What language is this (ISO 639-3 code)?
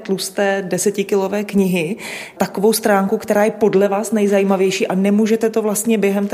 ces